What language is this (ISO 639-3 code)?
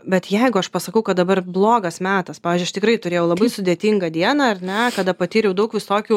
lit